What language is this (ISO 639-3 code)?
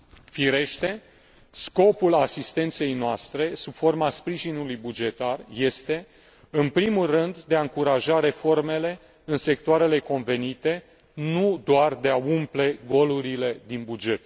ron